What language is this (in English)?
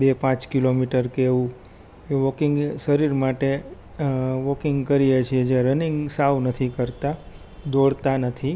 Gujarati